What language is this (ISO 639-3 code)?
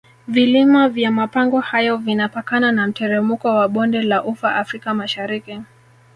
swa